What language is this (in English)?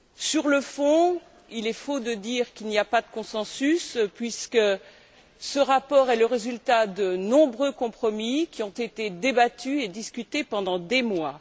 French